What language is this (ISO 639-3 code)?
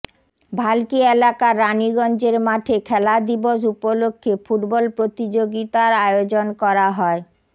ben